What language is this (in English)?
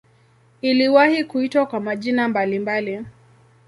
Swahili